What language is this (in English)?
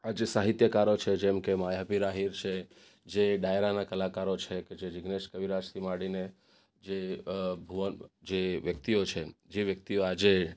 Gujarati